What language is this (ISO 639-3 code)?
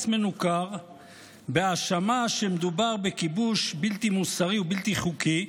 heb